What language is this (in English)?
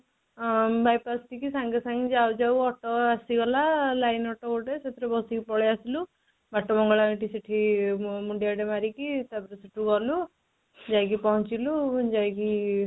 Odia